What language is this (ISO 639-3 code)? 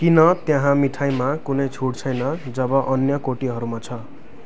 nep